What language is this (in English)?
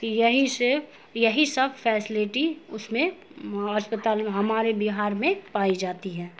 Urdu